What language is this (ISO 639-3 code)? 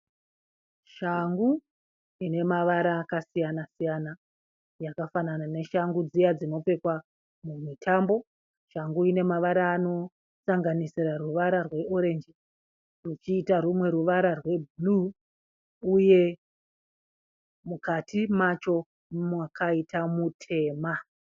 sna